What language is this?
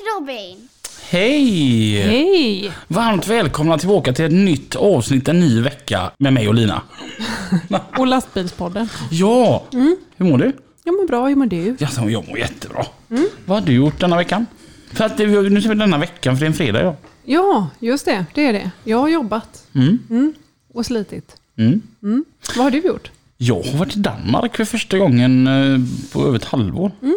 Swedish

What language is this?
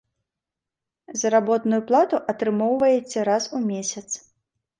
Belarusian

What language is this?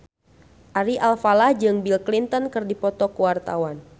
Sundanese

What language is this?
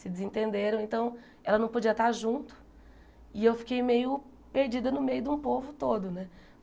Portuguese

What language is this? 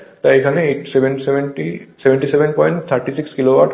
Bangla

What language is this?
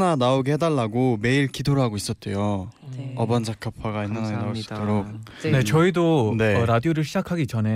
Korean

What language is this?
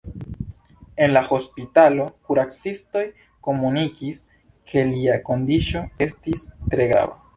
Esperanto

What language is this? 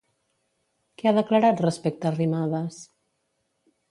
Catalan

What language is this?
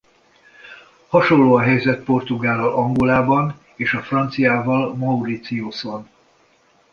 Hungarian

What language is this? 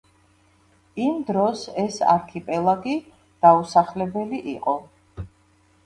Georgian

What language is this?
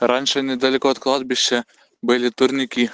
Russian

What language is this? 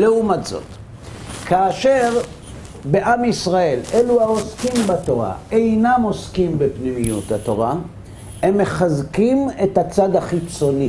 Hebrew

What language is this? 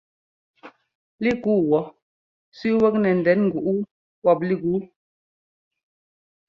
Ngomba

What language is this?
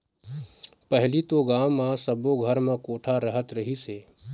Chhattisgarhi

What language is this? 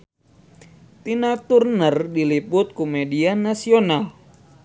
Sundanese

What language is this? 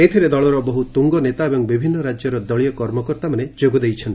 Odia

